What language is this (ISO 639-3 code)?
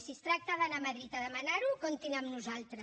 cat